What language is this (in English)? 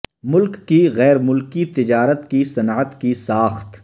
Urdu